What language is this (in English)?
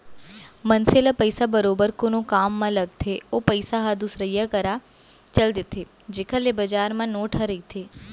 Chhattisgarhi